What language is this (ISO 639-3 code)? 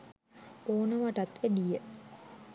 sin